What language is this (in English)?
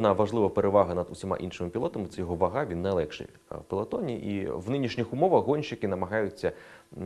Ukrainian